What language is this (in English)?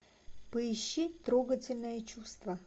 Russian